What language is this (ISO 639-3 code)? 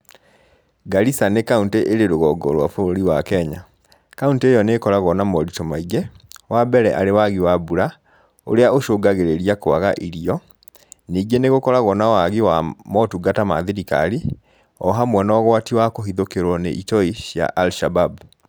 kik